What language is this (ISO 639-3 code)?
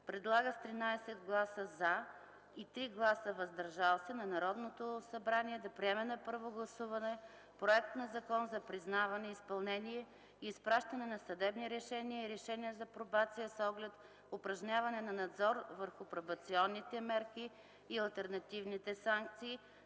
bul